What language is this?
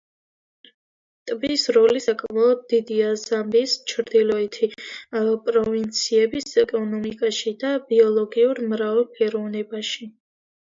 Georgian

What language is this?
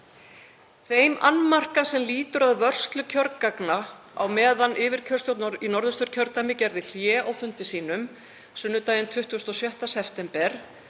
Icelandic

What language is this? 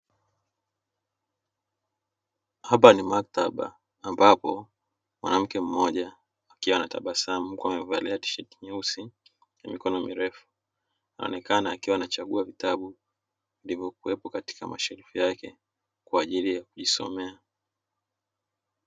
Swahili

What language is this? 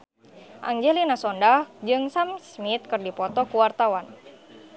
Sundanese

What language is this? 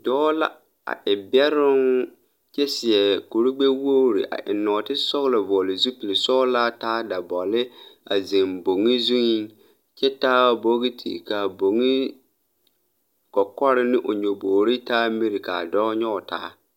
Southern Dagaare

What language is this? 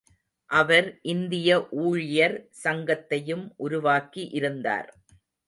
Tamil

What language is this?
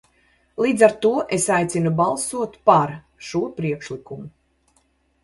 Latvian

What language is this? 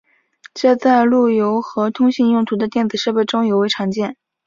Chinese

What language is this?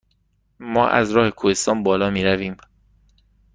Persian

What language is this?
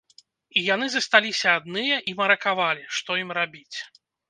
Belarusian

